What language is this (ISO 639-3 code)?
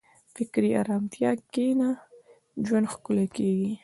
pus